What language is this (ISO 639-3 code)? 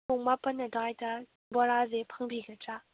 mni